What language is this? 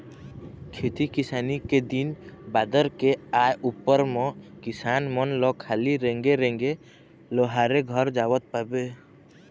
Chhattisgarhi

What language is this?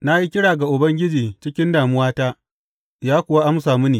Hausa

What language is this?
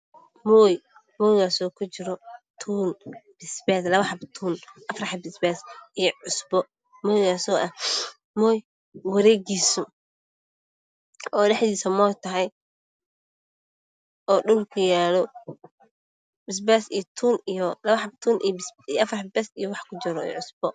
Somali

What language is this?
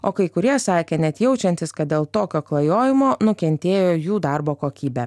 Lithuanian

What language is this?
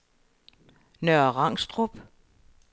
Danish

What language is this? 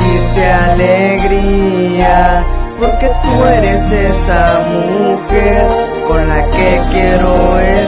Spanish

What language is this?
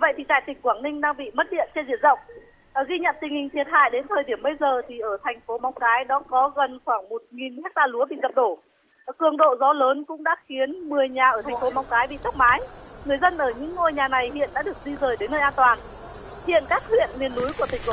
Vietnamese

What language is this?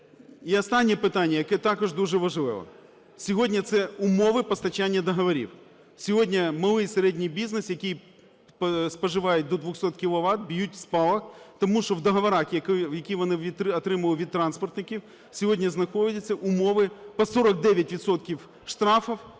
Ukrainian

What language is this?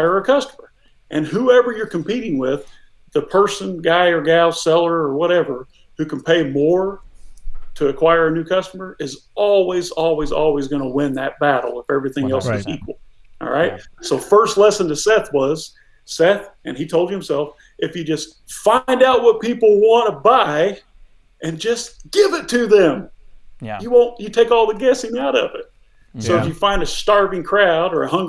English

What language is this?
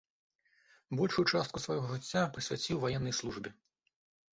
Belarusian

